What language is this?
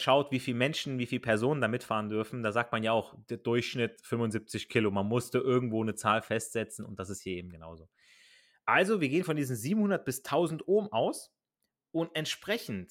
German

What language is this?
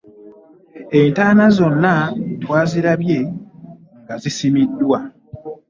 Ganda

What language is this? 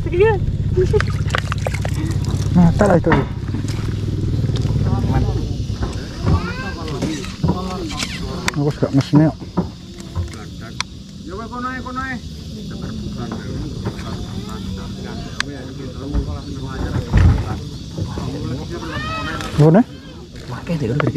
Indonesian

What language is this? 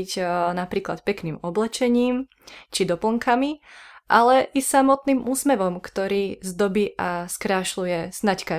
Slovak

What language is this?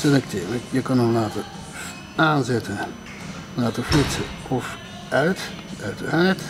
Dutch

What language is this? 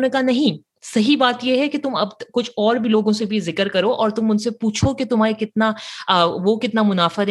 Urdu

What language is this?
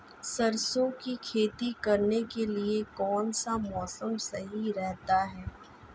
Hindi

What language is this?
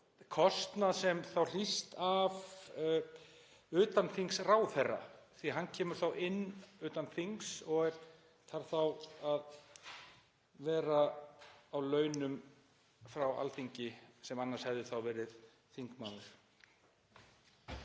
Icelandic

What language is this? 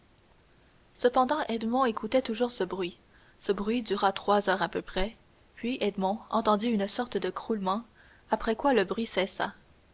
French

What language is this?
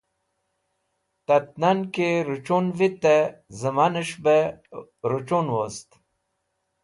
Wakhi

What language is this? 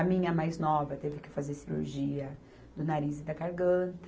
Portuguese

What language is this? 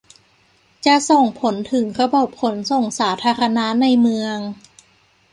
Thai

